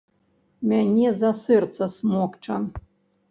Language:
Belarusian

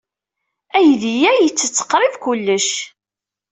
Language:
Kabyle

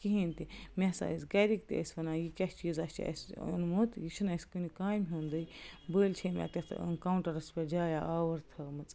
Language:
Kashmiri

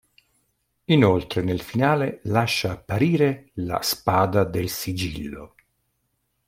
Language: Italian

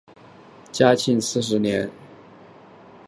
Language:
Chinese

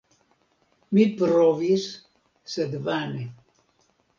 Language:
Esperanto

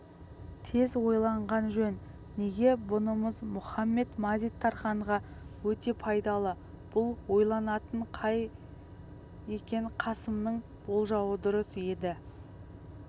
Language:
Kazakh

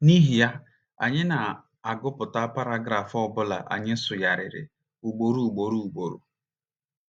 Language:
Igbo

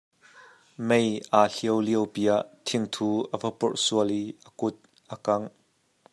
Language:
Hakha Chin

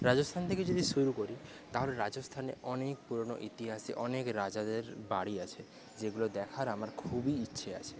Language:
Bangla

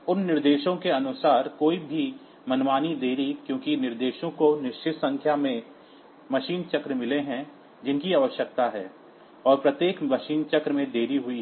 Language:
Hindi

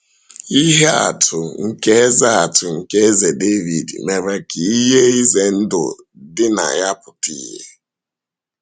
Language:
Igbo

